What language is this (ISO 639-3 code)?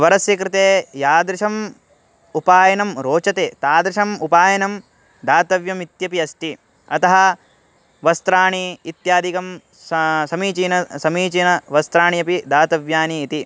san